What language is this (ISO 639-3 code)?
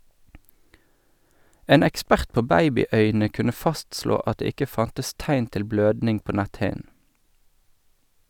nor